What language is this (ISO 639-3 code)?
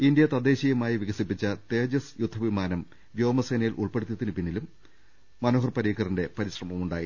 mal